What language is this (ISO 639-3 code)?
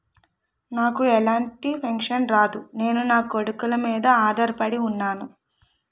tel